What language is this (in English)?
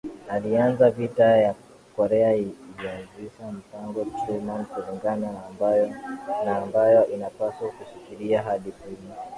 Swahili